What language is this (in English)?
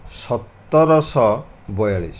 Odia